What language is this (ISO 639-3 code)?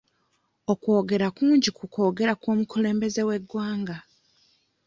lug